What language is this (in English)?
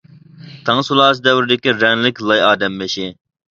Uyghur